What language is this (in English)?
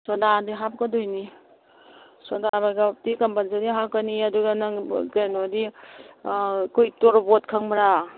Manipuri